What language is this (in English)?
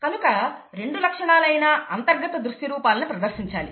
Telugu